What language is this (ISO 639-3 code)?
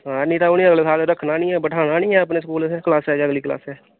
doi